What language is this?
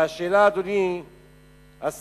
Hebrew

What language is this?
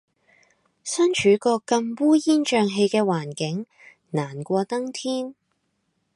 Cantonese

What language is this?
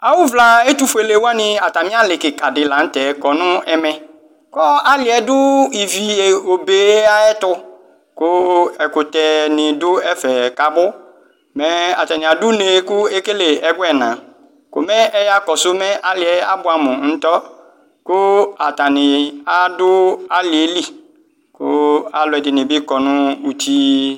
Ikposo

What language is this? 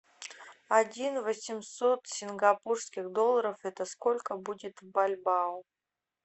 Russian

